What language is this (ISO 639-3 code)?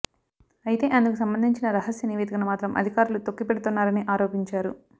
tel